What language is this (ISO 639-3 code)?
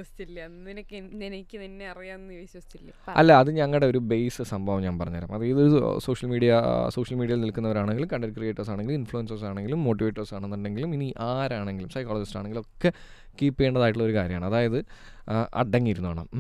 mal